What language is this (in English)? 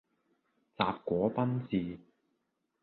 Cantonese